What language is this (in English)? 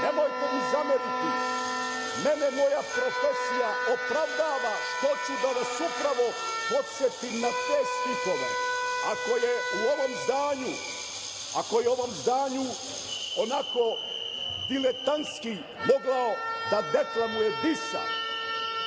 Serbian